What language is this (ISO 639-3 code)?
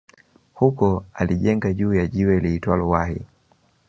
swa